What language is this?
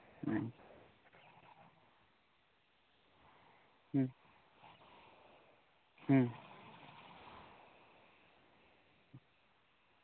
Santali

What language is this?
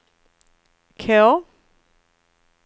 Swedish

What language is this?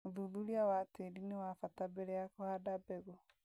Kikuyu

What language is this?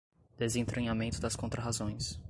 Portuguese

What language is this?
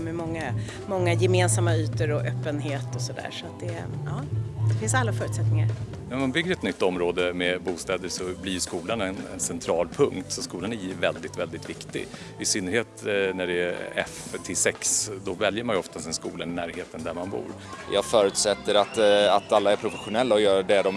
Swedish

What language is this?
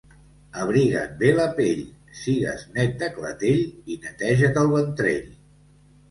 Catalan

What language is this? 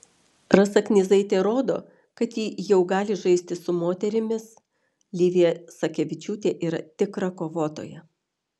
Lithuanian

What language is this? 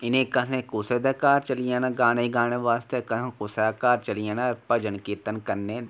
Dogri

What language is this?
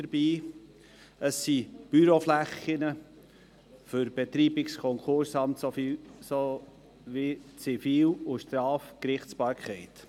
Swiss German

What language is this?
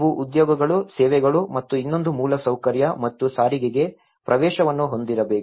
Kannada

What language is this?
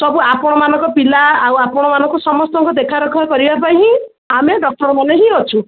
Odia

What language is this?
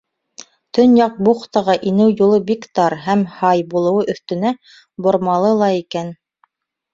Bashkir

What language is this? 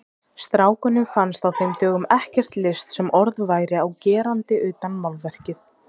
Icelandic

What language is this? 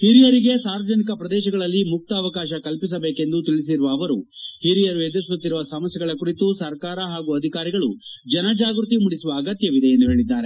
Kannada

